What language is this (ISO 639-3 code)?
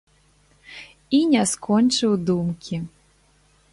bel